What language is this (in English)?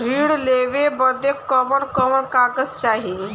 Bhojpuri